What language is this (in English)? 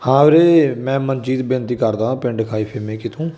Punjabi